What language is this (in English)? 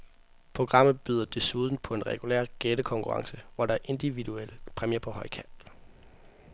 Danish